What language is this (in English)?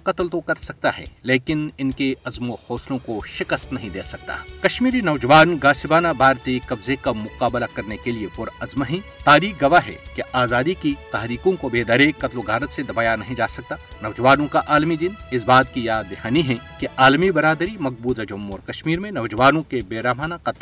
Urdu